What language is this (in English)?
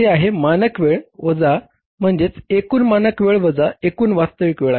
Marathi